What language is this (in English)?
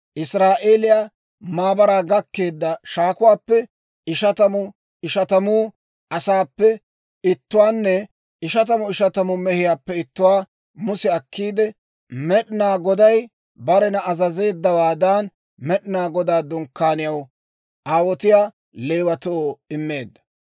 Dawro